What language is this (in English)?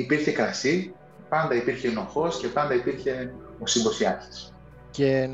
Greek